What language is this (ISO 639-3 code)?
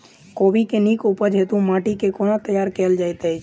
mai